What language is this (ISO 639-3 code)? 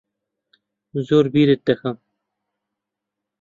ckb